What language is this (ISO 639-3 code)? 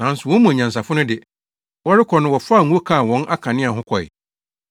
aka